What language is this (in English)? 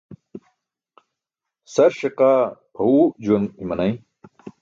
Burushaski